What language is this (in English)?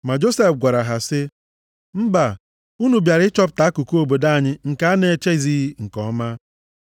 Igbo